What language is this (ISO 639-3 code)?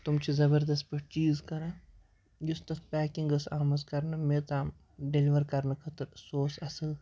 kas